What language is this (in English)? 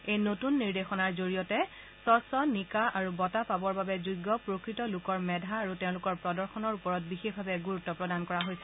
Assamese